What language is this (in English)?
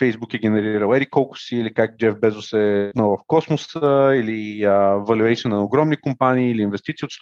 Bulgarian